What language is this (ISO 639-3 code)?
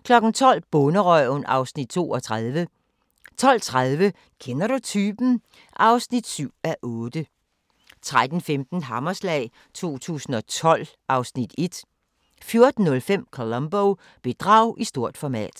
dan